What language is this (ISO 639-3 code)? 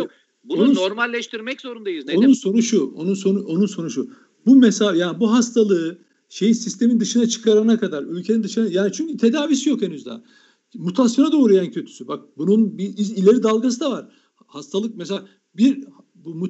tur